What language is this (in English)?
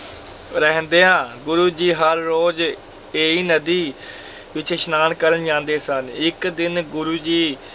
Punjabi